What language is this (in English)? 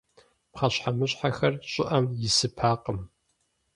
Kabardian